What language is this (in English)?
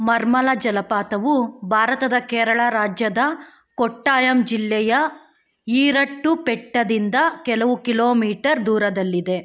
Kannada